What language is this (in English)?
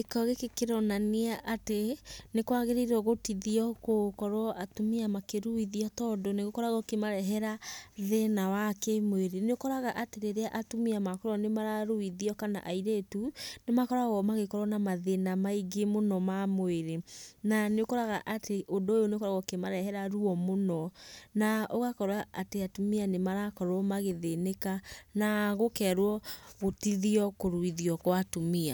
Kikuyu